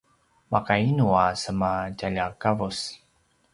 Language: Paiwan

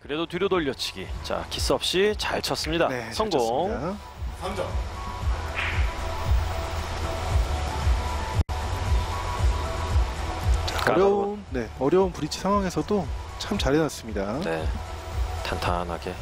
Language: Korean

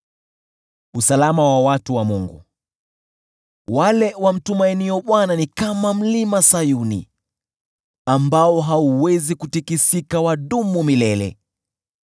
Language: Swahili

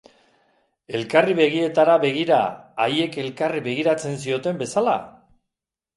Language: Basque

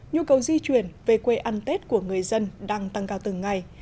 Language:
Vietnamese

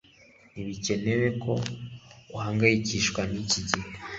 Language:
Kinyarwanda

